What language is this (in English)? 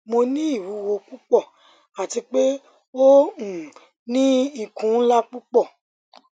Yoruba